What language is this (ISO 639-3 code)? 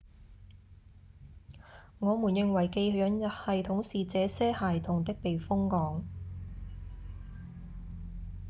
yue